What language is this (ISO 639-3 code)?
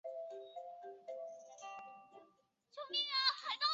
zho